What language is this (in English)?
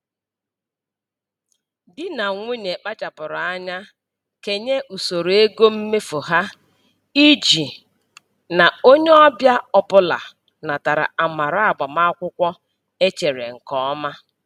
Igbo